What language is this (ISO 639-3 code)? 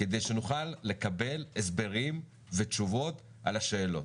heb